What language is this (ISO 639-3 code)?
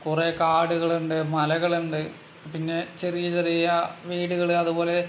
mal